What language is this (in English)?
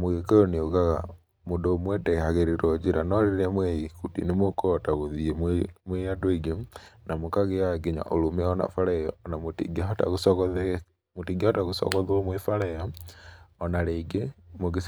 Kikuyu